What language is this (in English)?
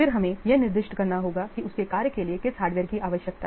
Hindi